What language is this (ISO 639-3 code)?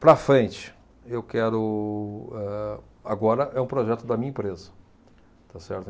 por